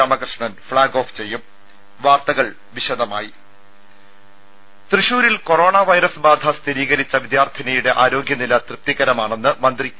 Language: Malayalam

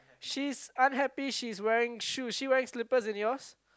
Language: English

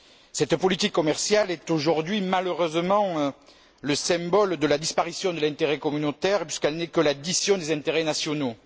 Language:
French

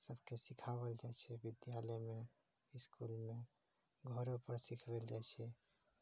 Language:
Maithili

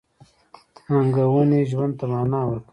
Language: Pashto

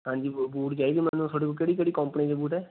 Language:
Punjabi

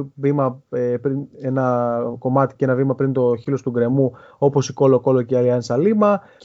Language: Greek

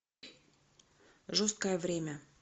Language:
Russian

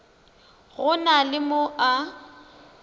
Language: Northern Sotho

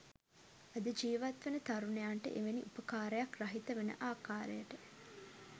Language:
Sinhala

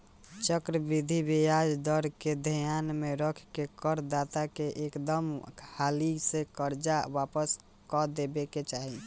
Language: Bhojpuri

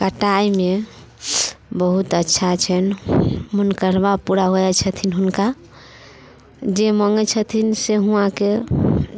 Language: Maithili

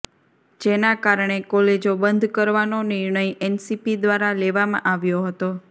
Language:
Gujarati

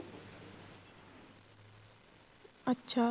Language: Punjabi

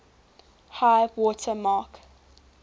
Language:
English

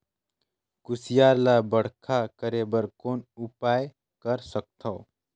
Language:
Chhattisgarhi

